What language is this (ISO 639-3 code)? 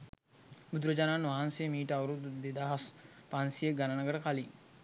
sin